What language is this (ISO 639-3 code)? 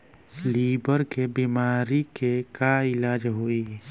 bho